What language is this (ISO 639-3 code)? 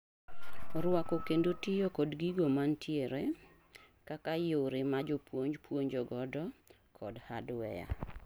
luo